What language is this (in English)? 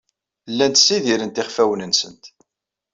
Kabyle